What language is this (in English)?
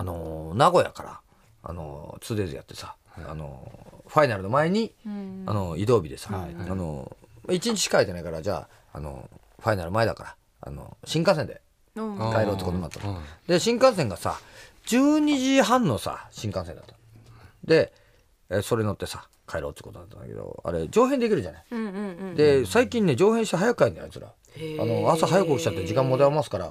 Japanese